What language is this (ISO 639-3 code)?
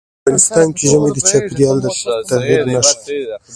pus